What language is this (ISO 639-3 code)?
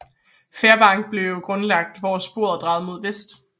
dan